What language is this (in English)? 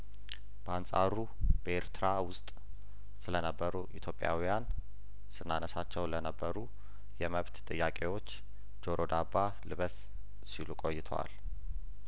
Amharic